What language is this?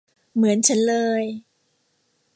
Thai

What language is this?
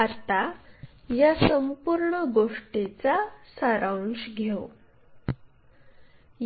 Marathi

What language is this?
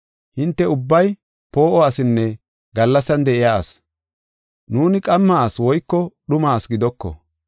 Gofa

